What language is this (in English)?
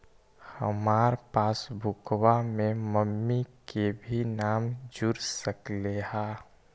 Magahi